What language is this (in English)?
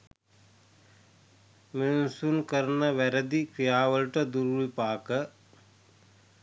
Sinhala